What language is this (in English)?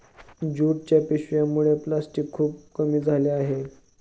Marathi